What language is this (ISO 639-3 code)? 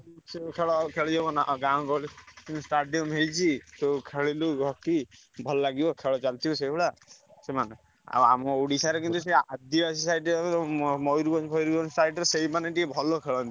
ori